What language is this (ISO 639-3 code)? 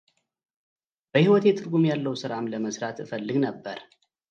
amh